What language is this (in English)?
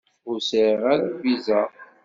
Kabyle